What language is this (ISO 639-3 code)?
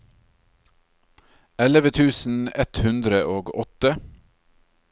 nor